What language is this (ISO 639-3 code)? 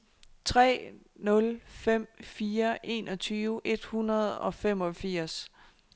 dan